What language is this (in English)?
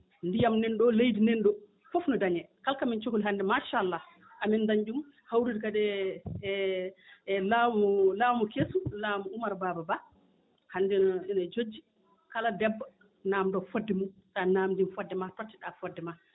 Fula